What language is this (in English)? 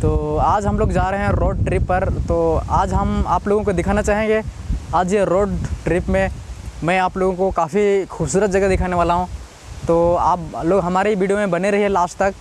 Hindi